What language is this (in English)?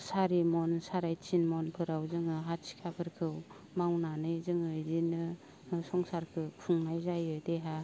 Bodo